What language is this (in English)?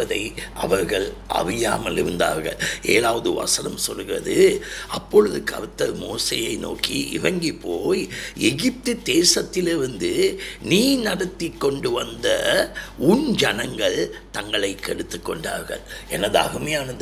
Tamil